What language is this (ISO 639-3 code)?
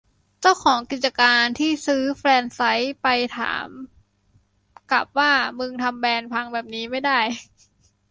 tha